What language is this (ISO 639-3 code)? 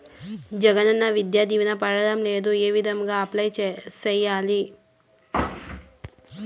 tel